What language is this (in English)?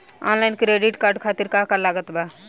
Bhojpuri